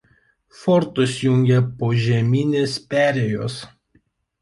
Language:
Lithuanian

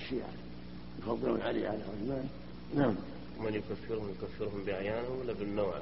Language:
Arabic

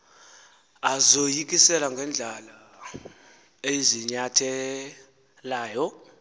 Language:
Xhosa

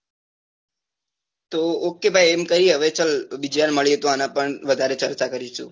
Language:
Gujarati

